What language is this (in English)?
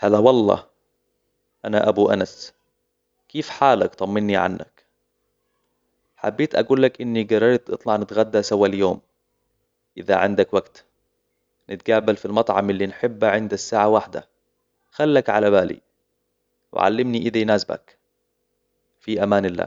Hijazi Arabic